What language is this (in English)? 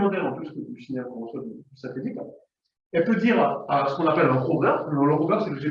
French